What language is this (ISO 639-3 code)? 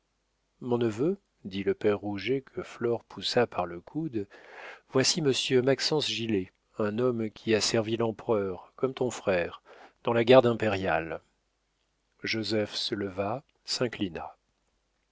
fra